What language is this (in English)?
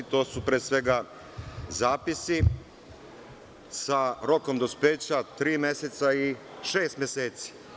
Serbian